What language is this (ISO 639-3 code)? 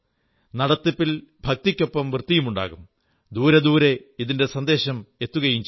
mal